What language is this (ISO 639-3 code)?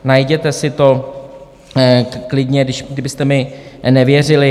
ces